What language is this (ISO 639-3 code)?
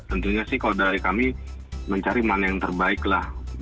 ind